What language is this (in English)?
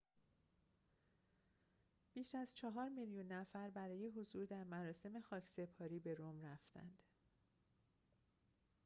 Persian